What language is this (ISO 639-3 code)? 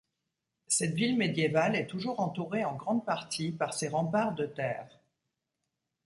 fra